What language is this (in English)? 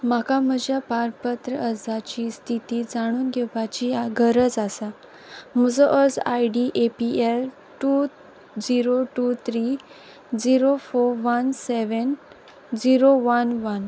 Konkani